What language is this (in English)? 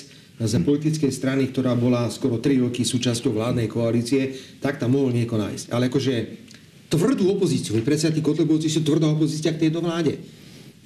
Slovak